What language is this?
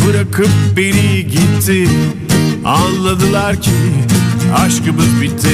Turkish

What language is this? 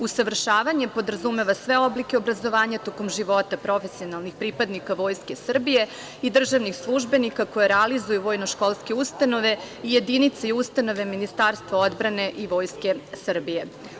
Serbian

